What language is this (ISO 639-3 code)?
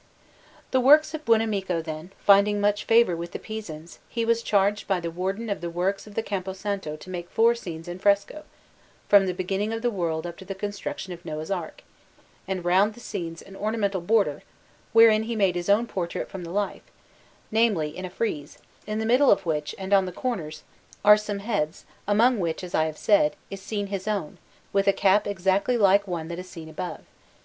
eng